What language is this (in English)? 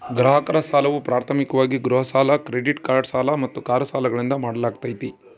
Kannada